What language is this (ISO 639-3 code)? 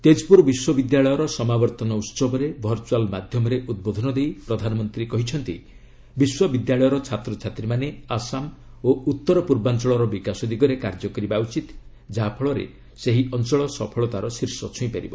ori